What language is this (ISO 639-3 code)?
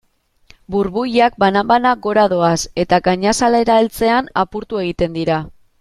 eus